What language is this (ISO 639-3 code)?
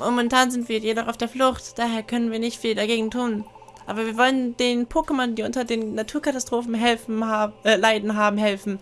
deu